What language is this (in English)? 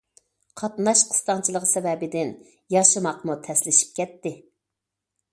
Uyghur